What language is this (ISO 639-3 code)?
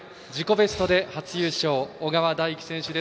jpn